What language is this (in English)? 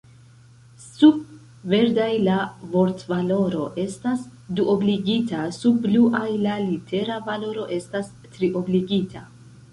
Esperanto